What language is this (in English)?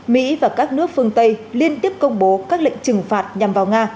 Vietnamese